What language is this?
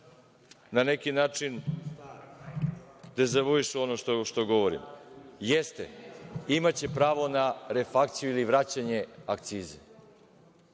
Serbian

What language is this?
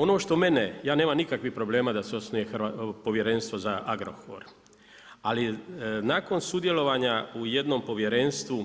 Croatian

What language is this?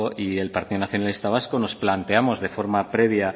Spanish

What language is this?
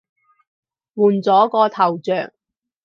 Cantonese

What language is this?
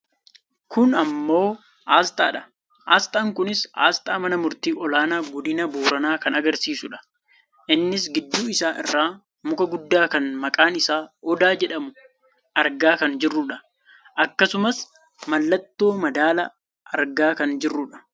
Oromo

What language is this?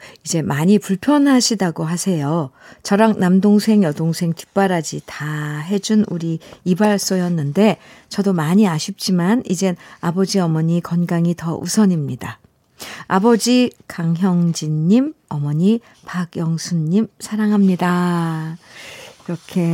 Korean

